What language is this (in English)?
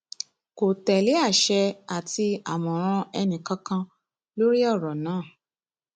Yoruba